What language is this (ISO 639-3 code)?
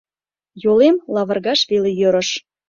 chm